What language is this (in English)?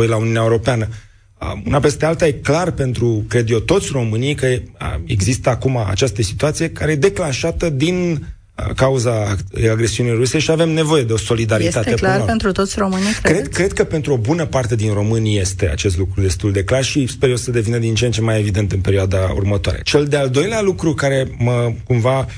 Romanian